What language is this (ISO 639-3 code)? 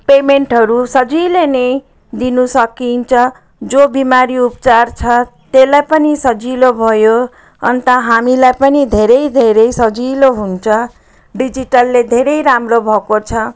nep